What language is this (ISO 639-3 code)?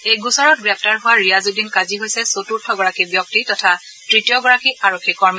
asm